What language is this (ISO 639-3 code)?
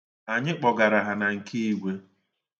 ibo